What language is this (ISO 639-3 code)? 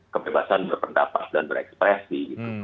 ind